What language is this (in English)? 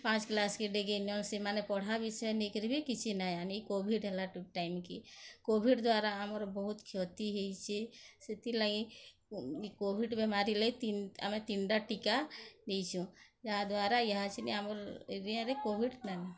Odia